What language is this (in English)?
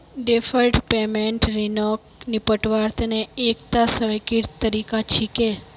Magahi